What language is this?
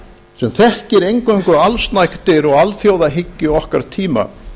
Icelandic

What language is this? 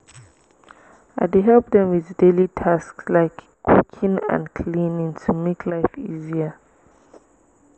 Nigerian Pidgin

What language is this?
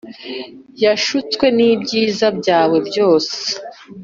Kinyarwanda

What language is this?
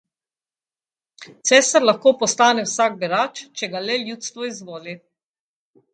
Slovenian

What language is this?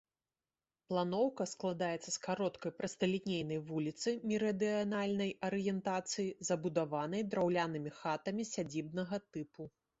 Belarusian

